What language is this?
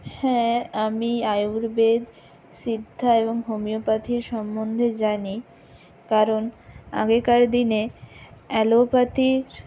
Bangla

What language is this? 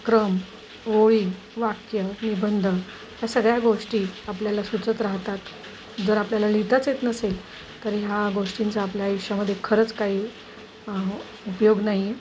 Marathi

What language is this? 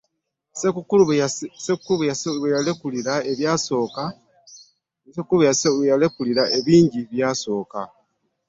Ganda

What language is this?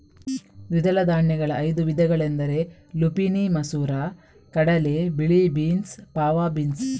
Kannada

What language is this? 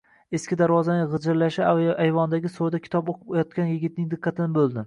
Uzbek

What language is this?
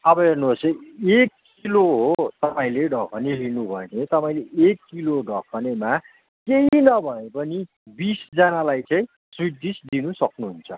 Nepali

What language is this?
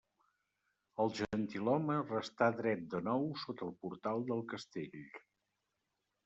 Catalan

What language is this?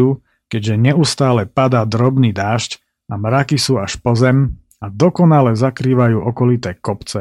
Slovak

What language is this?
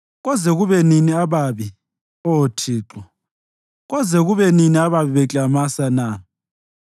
North Ndebele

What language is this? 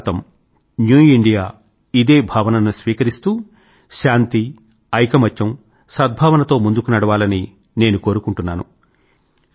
Telugu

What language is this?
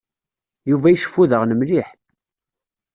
Kabyle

